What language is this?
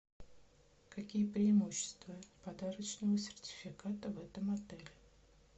Russian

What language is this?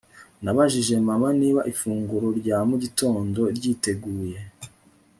Kinyarwanda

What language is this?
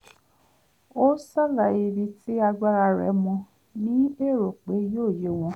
Yoruba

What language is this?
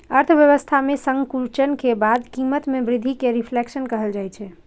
Maithili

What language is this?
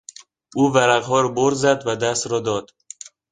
Persian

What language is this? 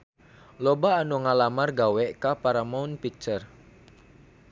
Sundanese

